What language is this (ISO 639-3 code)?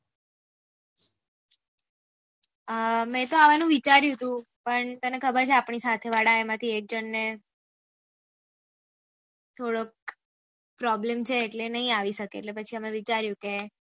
guj